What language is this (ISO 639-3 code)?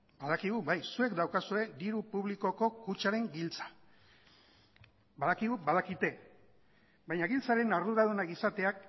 eus